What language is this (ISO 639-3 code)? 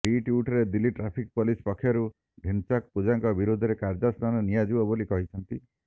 ori